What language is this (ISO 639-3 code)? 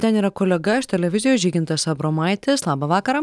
lit